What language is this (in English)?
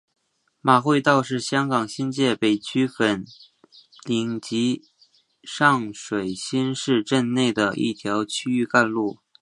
Chinese